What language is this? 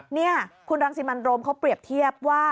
Thai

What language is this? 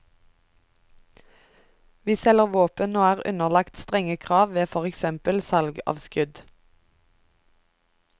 Norwegian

